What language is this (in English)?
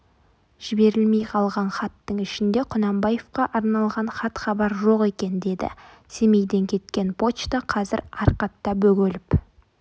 Kazakh